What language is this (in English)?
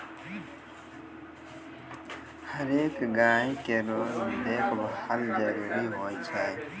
Maithili